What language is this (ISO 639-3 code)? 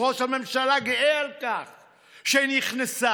heb